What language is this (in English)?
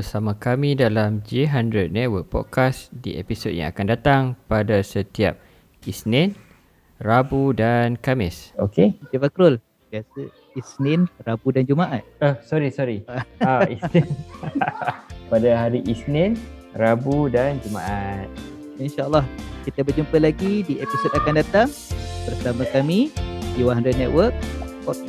Malay